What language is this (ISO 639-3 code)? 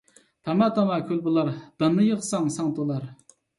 uig